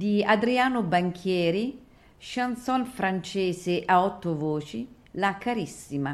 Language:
Italian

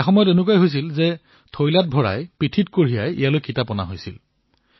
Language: Assamese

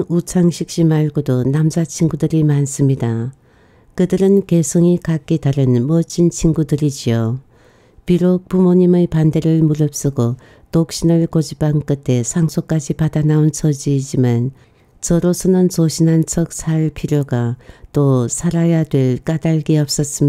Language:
Korean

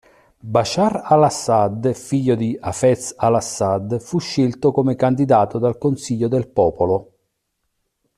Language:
Italian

